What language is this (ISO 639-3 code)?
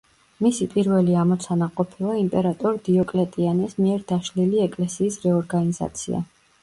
kat